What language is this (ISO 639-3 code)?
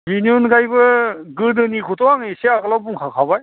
brx